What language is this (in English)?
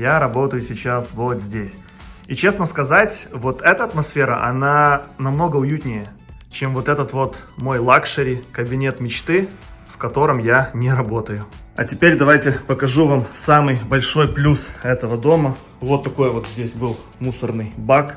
Russian